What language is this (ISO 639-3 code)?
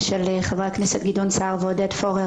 heb